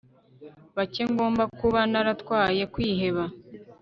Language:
Kinyarwanda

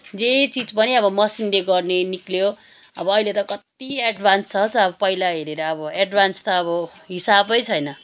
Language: Nepali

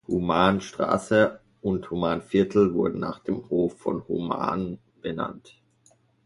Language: German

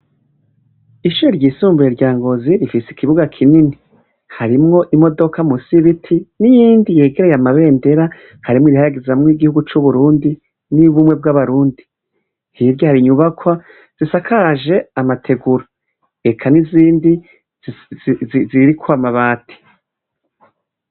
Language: Rundi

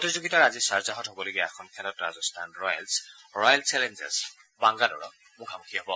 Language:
Assamese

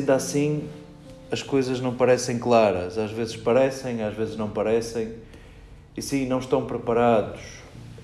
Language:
Portuguese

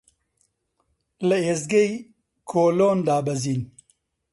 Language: Central Kurdish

